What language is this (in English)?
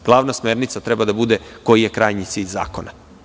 Serbian